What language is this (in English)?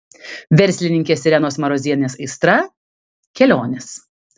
Lithuanian